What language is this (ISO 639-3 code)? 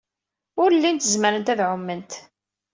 kab